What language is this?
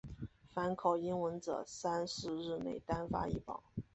Chinese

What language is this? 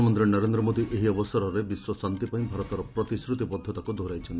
Odia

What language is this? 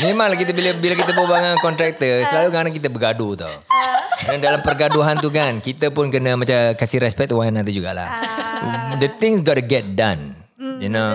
Malay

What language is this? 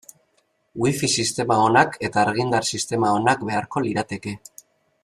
Basque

